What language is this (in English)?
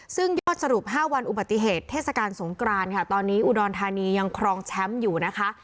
Thai